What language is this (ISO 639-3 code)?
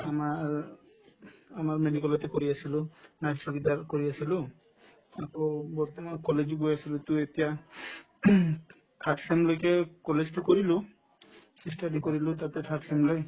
asm